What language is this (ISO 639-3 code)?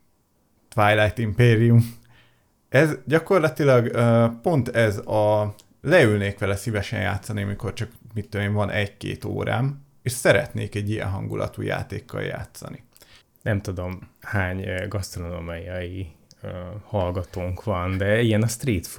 hun